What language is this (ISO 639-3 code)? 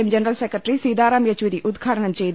mal